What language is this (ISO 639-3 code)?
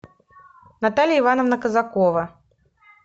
rus